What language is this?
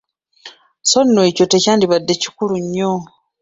Ganda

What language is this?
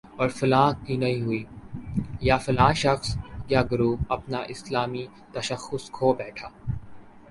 Urdu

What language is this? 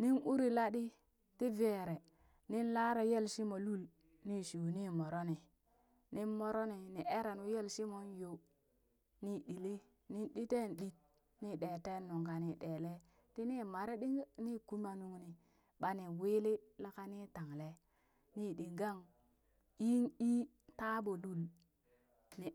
Burak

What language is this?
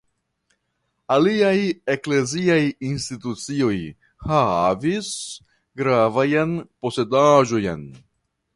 Esperanto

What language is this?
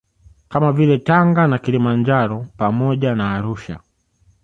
Swahili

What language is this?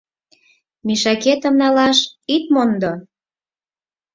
Mari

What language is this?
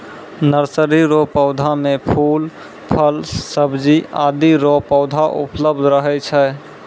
Maithili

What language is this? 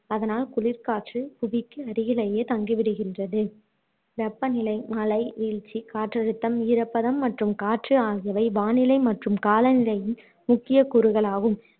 Tamil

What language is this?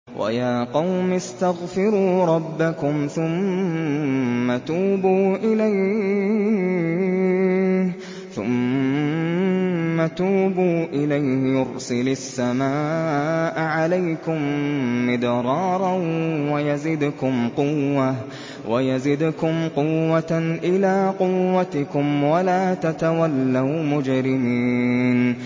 Arabic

